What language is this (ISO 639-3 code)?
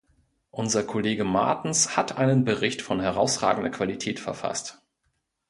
deu